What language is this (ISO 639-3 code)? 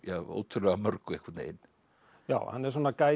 isl